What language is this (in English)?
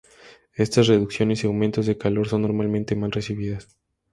Spanish